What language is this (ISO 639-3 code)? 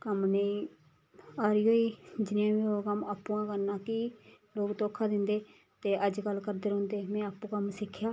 doi